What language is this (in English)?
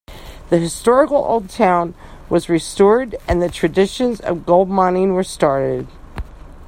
English